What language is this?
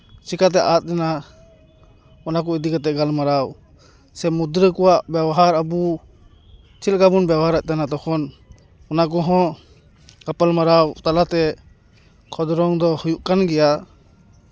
Santali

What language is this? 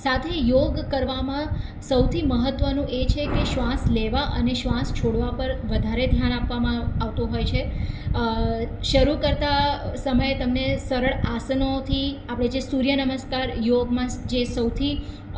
Gujarati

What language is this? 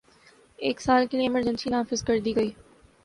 Urdu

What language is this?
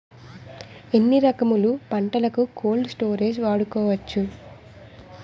Telugu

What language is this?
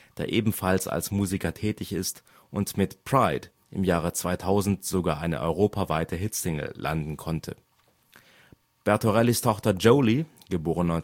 German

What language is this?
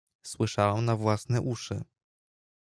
Polish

